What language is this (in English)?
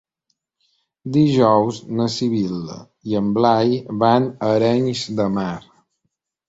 Catalan